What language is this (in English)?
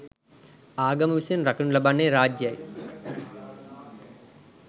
Sinhala